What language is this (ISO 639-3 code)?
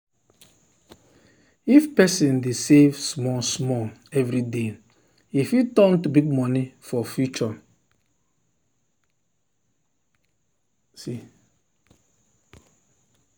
pcm